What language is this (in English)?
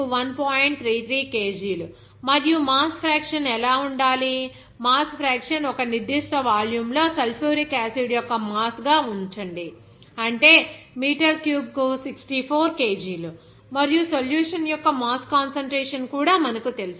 Telugu